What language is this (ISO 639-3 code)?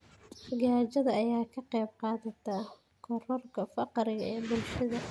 som